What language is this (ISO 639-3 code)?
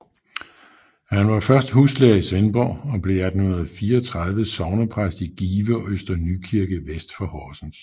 dan